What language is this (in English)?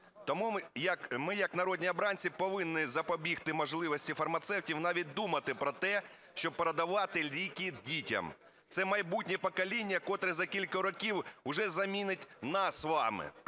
Ukrainian